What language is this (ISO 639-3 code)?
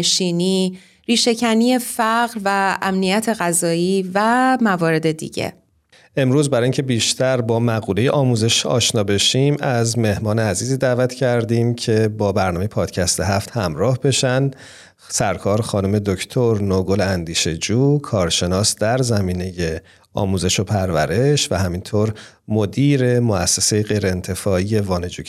fas